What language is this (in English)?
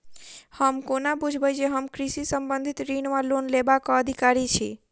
Maithili